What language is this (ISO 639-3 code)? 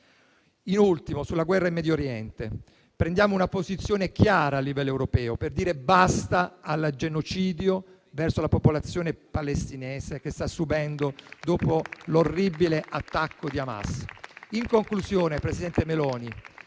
ita